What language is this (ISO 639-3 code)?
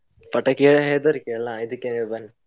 kan